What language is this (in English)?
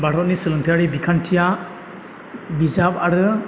Bodo